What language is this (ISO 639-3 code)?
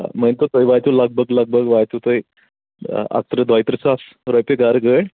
kas